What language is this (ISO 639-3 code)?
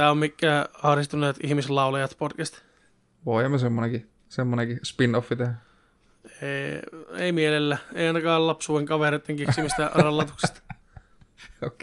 fin